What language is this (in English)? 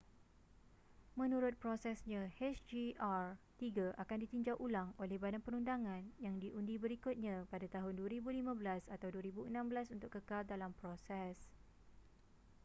Malay